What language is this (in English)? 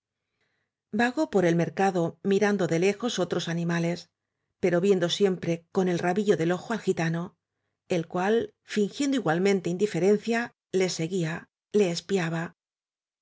Spanish